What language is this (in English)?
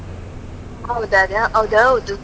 Kannada